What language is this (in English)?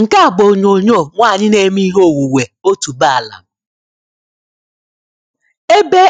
Igbo